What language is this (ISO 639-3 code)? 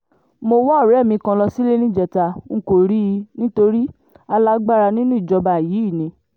yor